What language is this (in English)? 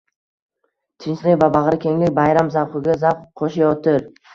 Uzbek